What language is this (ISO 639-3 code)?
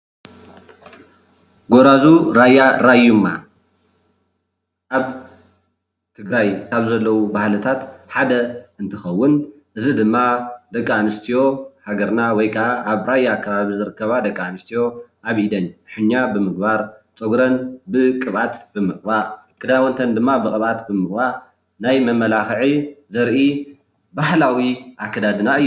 tir